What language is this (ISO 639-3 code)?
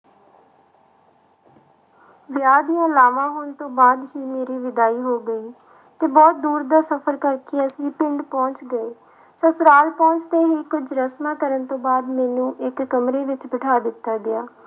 pan